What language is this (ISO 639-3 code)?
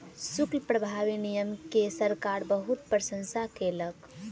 mai